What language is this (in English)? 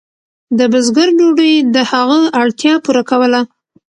Pashto